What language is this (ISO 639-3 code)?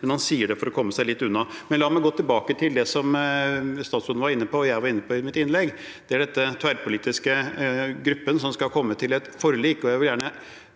nor